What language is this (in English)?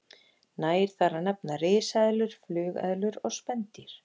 Icelandic